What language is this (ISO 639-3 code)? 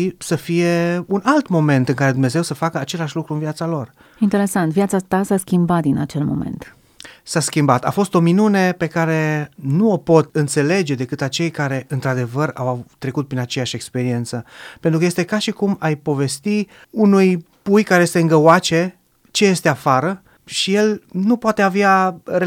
ron